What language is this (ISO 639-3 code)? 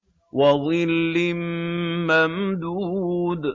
ara